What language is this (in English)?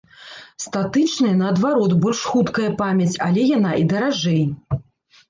Belarusian